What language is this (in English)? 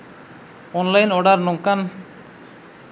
Santali